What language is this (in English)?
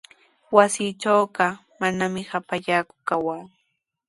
Sihuas Ancash Quechua